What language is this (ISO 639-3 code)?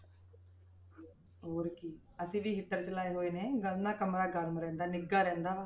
pan